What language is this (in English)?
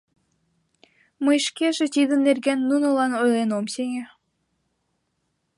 Mari